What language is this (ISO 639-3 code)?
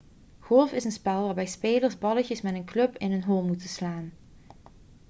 nld